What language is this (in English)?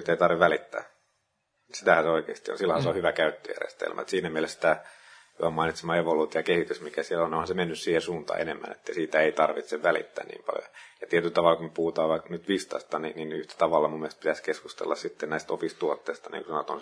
Finnish